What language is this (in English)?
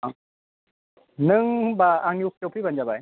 Bodo